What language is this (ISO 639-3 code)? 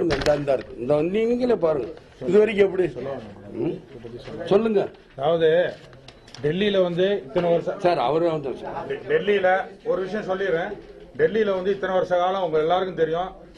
tam